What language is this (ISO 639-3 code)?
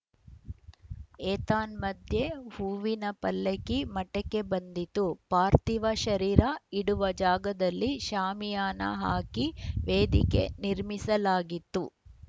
kan